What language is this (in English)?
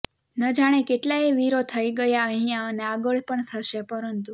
Gujarati